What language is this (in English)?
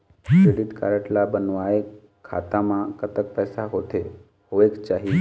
Chhattisgarhi